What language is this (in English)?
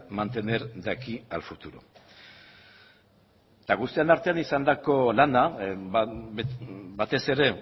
Basque